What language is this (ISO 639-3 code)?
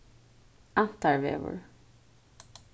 fao